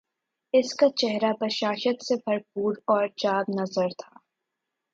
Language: Urdu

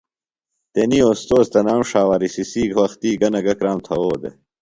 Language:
Phalura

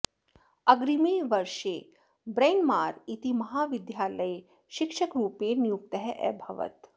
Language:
Sanskrit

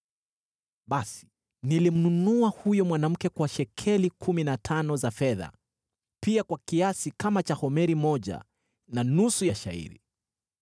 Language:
Swahili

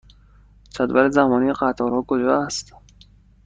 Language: Persian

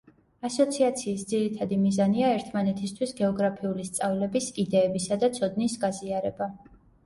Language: Georgian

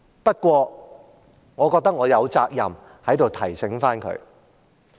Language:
Cantonese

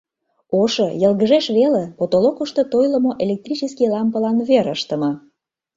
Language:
Mari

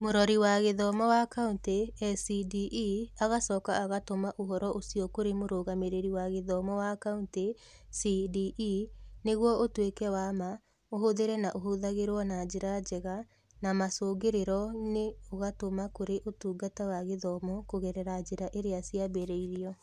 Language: Kikuyu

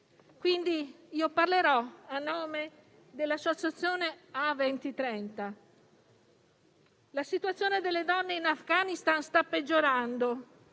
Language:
Italian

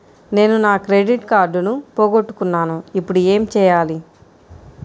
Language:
Telugu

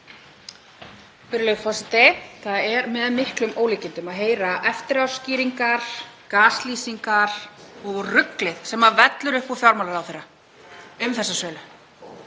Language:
Icelandic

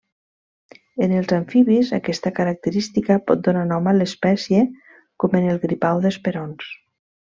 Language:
Catalan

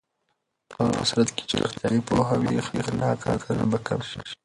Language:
Pashto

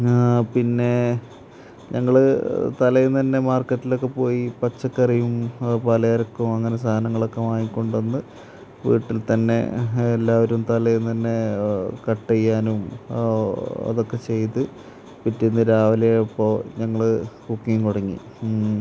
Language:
Malayalam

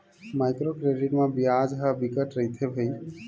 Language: Chhattisgarhi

